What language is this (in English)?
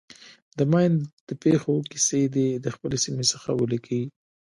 Pashto